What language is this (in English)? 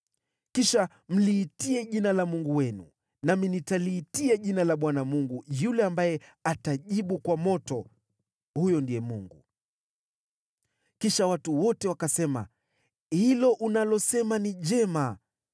Swahili